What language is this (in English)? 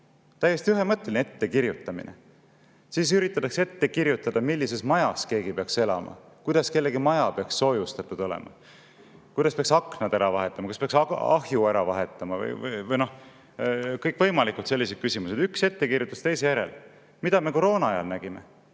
Estonian